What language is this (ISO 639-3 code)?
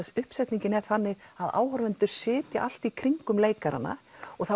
isl